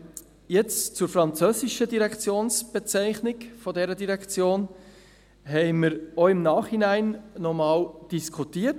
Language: Swiss German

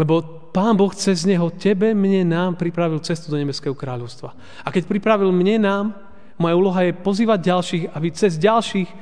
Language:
Slovak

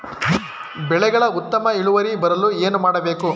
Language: Kannada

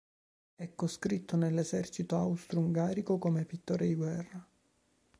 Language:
Italian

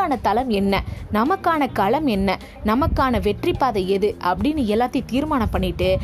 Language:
Tamil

